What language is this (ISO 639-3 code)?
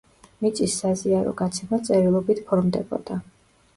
kat